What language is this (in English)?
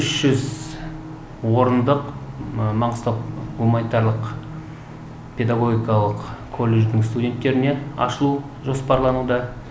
Kazakh